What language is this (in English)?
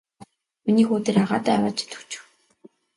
Mongolian